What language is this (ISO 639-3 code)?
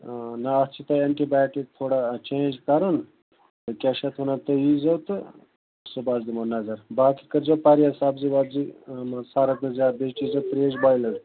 kas